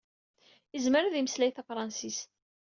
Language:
Kabyle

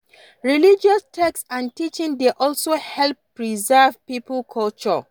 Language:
Nigerian Pidgin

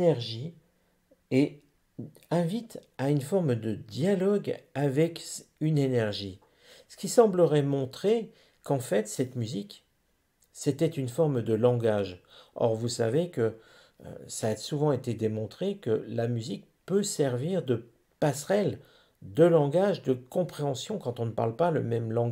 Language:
French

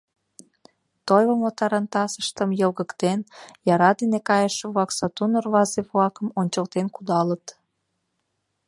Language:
Mari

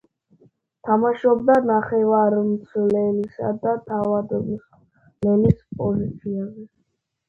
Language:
Georgian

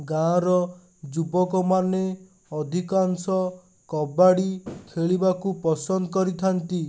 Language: Odia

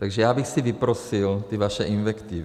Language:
Czech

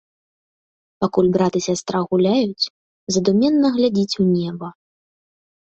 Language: Belarusian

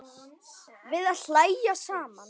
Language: Icelandic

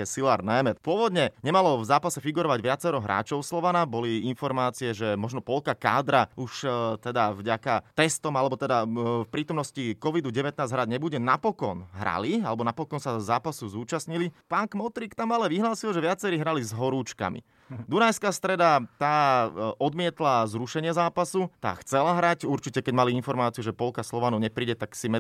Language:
Slovak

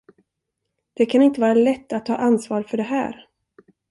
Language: Swedish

